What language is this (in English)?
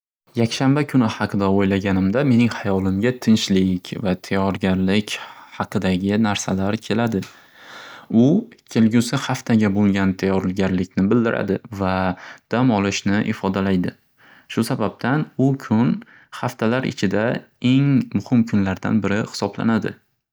Uzbek